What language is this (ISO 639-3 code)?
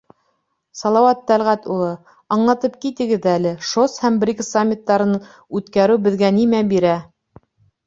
bak